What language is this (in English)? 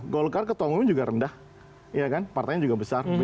Indonesian